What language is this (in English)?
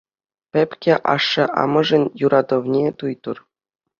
Chuvash